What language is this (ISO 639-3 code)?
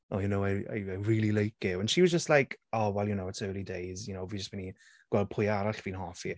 cym